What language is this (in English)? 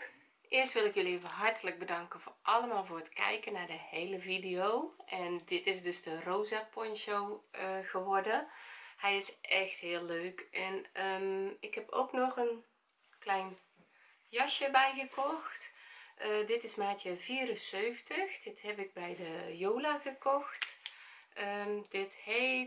Dutch